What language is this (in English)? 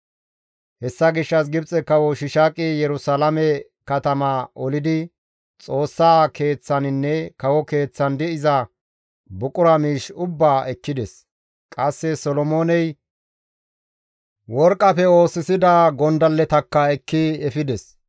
Gamo